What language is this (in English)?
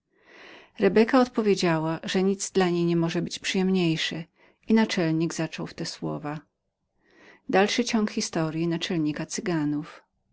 Polish